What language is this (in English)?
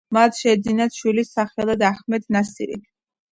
Georgian